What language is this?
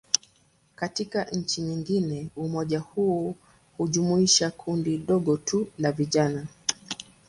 Swahili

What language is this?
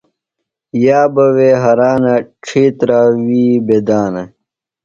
Phalura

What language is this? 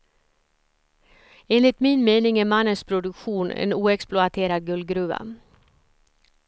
Swedish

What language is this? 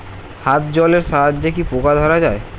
Bangla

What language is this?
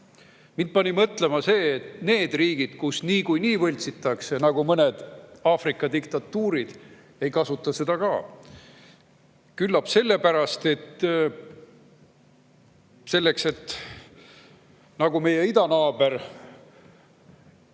Estonian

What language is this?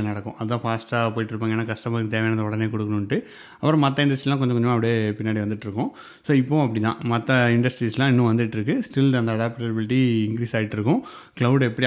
Tamil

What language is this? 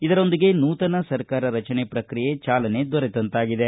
Kannada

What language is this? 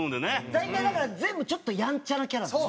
Japanese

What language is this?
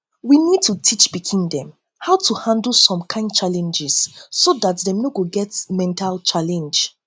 Nigerian Pidgin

